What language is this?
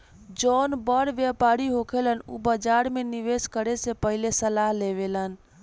Bhojpuri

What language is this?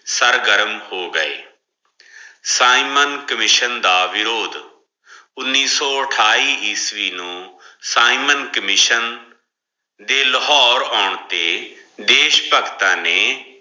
Punjabi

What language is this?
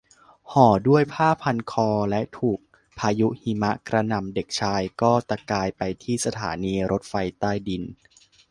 Thai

